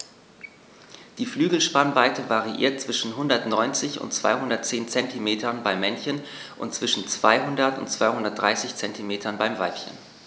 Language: German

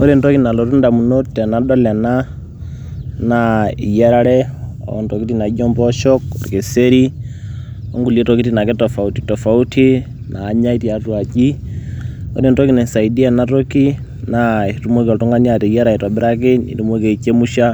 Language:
Masai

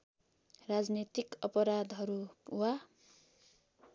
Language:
Nepali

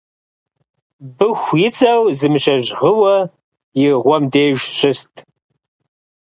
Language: Kabardian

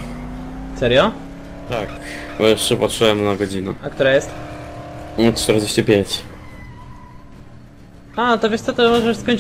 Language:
Polish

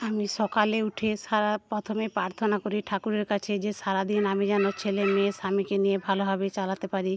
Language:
Bangla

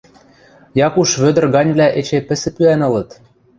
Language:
Western Mari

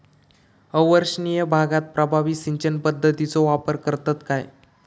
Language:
Marathi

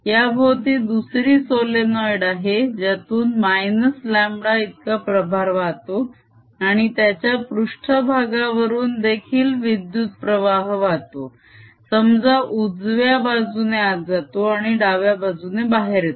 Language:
Marathi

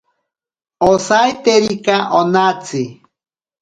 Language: Ashéninka Perené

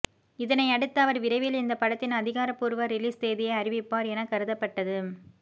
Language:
Tamil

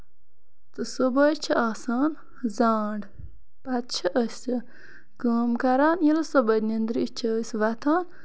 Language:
Kashmiri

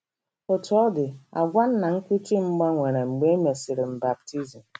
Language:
Igbo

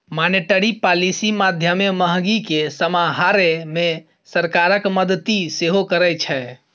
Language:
Maithili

